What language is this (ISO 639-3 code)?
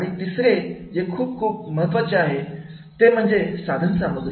mar